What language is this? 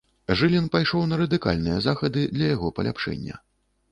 Belarusian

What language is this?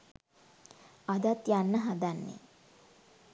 Sinhala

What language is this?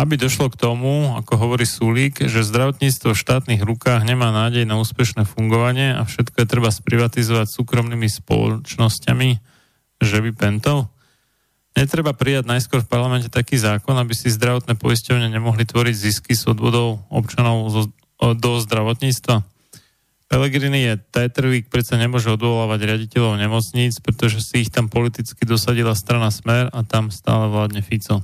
Slovak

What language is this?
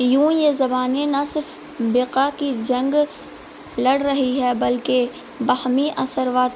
Urdu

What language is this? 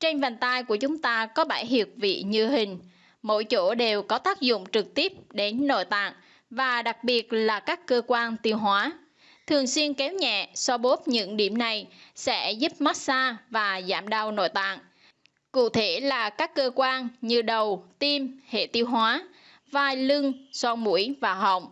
Vietnamese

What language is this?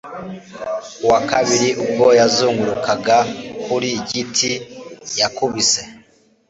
Kinyarwanda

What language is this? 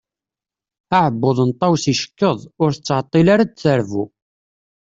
Kabyle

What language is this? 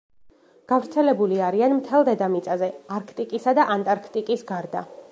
Georgian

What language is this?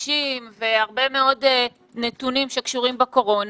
Hebrew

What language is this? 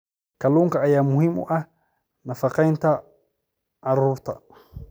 Somali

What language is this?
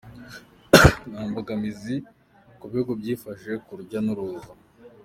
Kinyarwanda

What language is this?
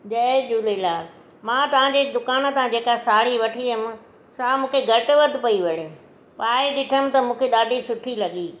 Sindhi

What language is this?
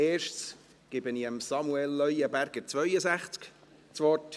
Swiss German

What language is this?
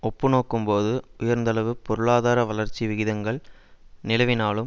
Tamil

